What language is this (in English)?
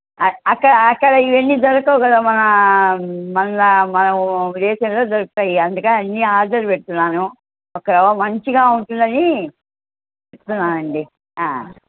Telugu